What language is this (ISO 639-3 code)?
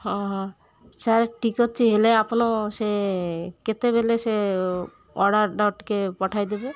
ori